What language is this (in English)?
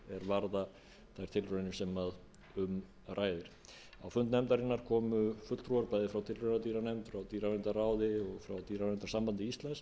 Icelandic